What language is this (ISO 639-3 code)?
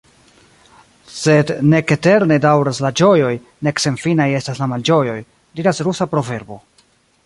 epo